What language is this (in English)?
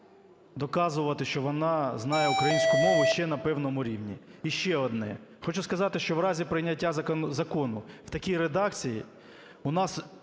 Ukrainian